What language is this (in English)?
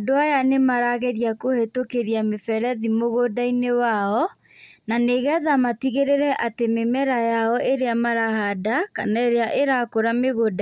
Kikuyu